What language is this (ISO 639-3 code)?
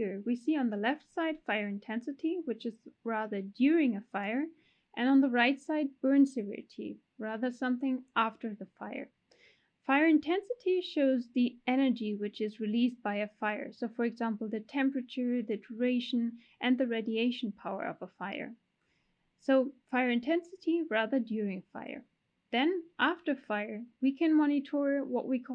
eng